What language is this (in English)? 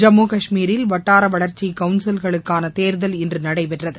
Tamil